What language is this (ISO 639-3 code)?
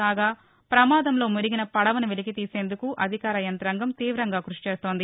tel